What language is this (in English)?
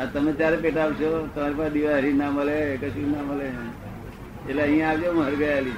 Gujarati